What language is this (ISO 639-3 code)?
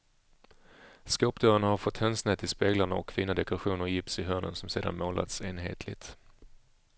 swe